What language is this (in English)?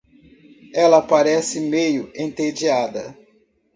Portuguese